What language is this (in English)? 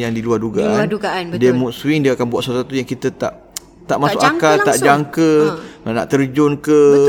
Malay